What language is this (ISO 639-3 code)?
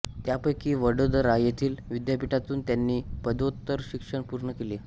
mar